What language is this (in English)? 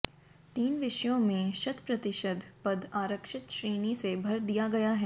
Hindi